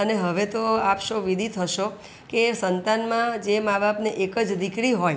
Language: Gujarati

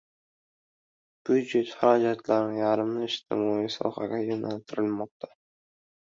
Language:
Uzbek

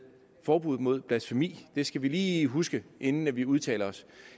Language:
Danish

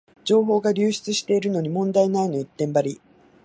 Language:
Japanese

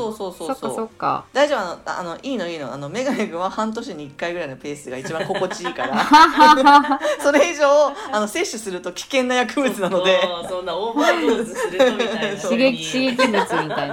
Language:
Japanese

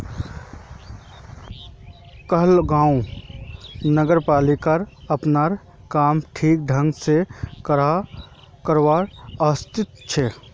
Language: Magahi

